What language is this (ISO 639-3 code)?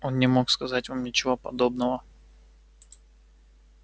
rus